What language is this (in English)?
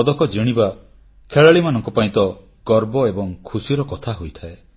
Odia